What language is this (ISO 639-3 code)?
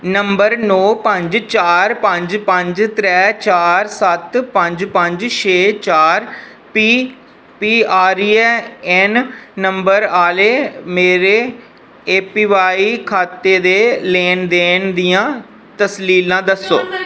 doi